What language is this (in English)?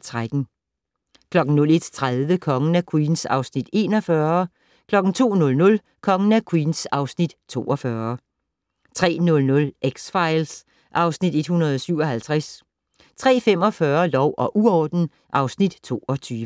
Danish